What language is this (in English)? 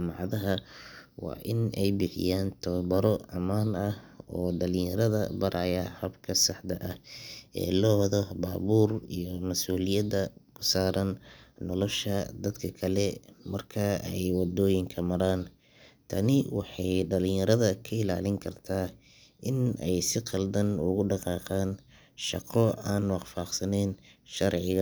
Somali